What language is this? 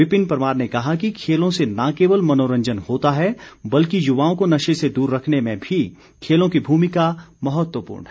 Hindi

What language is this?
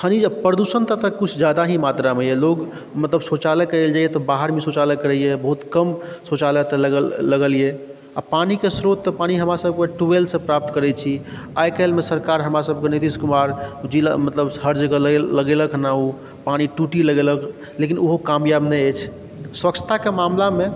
Maithili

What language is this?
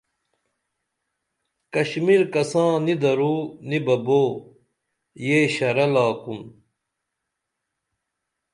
Dameli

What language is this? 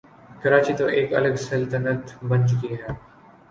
Urdu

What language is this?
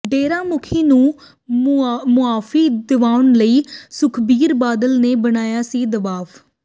Punjabi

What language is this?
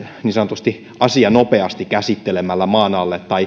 Finnish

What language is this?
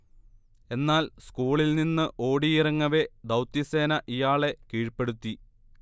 Malayalam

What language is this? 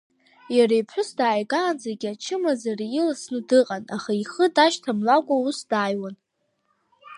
Abkhazian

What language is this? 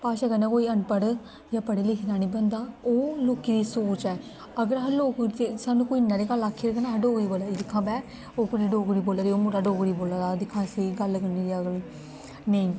Dogri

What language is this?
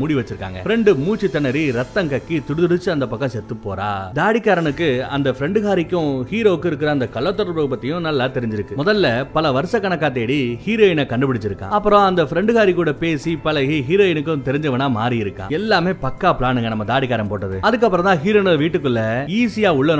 Tamil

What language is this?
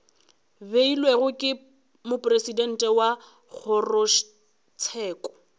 Northern Sotho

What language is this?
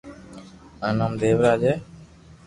Loarki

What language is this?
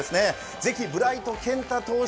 Japanese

